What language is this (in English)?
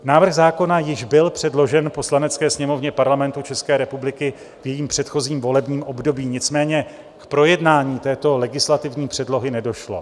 Czech